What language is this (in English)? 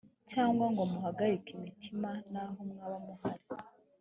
Kinyarwanda